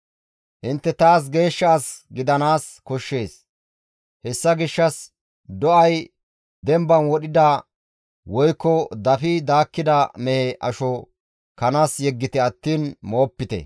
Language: Gamo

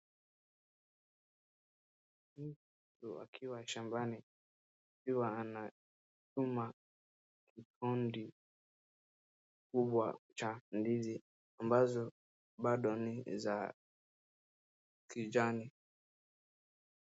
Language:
Swahili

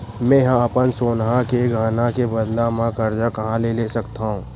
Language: Chhattisgarhi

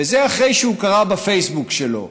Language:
Hebrew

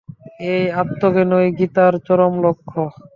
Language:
Bangla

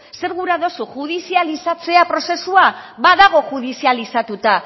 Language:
Basque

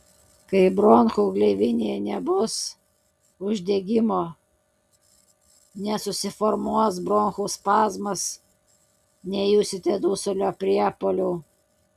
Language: Lithuanian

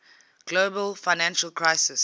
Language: English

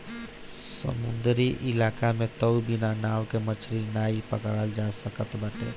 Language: Bhojpuri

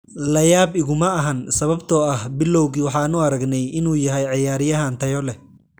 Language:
Somali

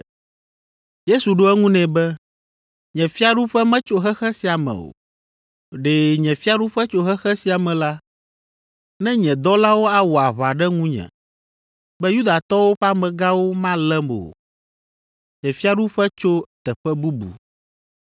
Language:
Ewe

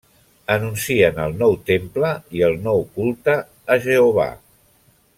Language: Catalan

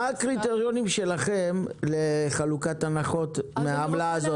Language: Hebrew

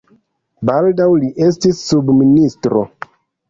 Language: Esperanto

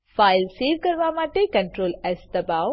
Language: Gujarati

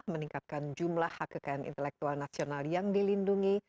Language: Indonesian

